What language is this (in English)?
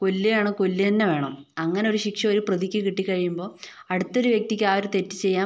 Malayalam